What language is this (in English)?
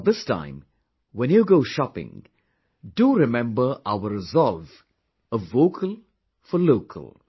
English